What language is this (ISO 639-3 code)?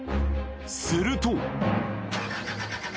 jpn